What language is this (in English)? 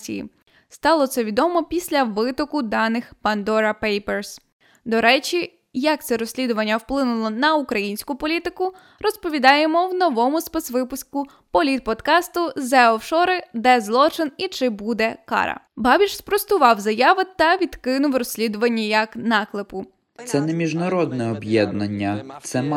Ukrainian